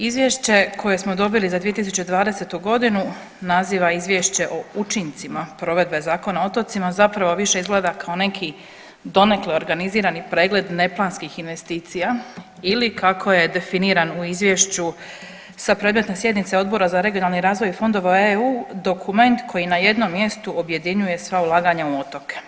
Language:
Croatian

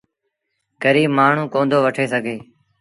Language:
Sindhi Bhil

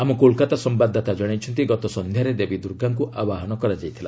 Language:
Odia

